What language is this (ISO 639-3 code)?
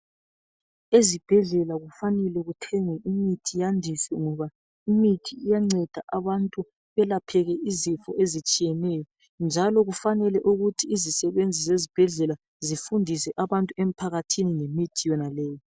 nde